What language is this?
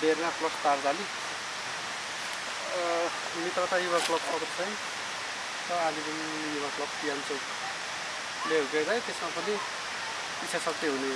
Nepali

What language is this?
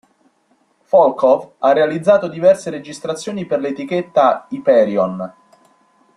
Italian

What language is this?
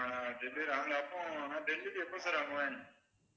Tamil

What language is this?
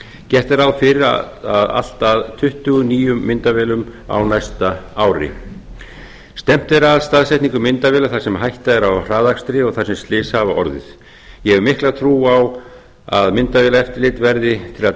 Icelandic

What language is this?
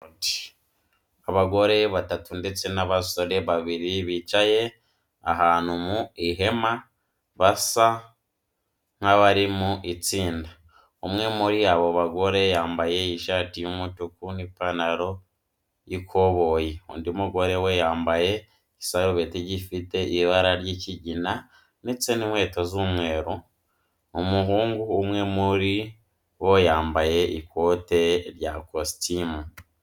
Kinyarwanda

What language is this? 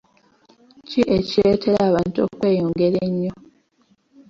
Ganda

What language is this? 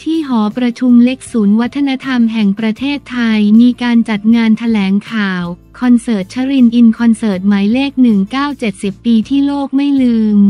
Thai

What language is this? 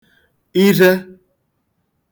Igbo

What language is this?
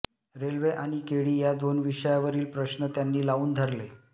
Marathi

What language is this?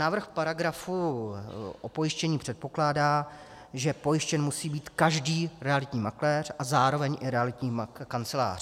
Czech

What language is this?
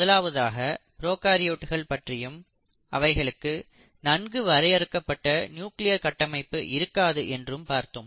Tamil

